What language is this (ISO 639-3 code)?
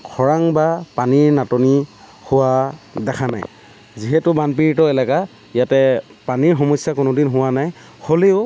asm